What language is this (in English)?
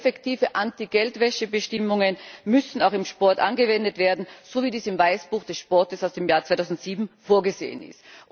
German